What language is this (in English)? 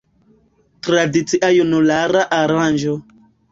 Esperanto